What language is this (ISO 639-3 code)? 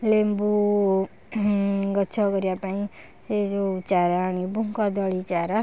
ori